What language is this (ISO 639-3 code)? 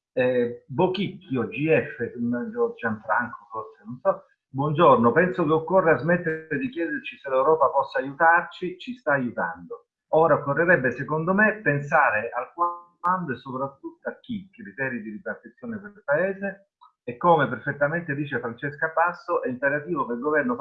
ita